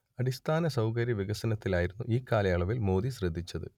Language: Malayalam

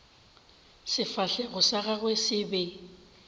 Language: Northern Sotho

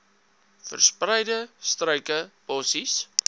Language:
Afrikaans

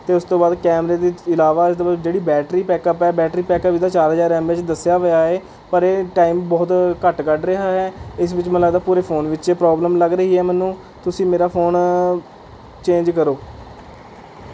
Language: Punjabi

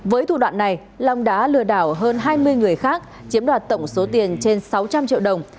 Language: Vietnamese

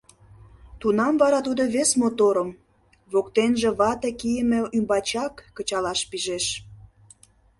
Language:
Mari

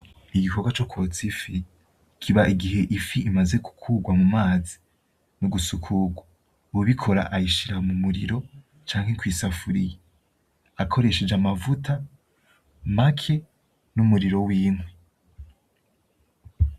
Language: Rundi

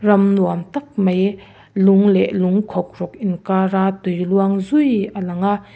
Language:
Mizo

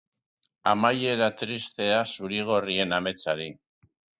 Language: Basque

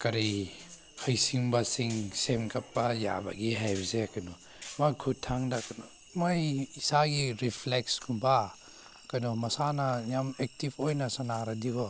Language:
Manipuri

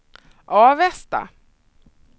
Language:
Swedish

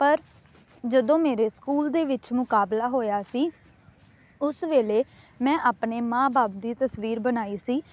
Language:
Punjabi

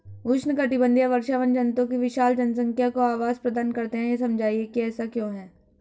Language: Hindi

